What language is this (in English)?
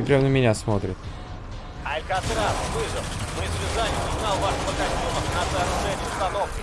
Russian